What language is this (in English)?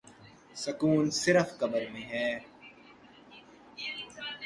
Urdu